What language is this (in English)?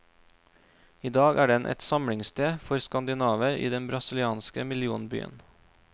Norwegian